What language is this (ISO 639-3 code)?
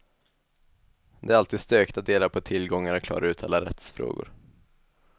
swe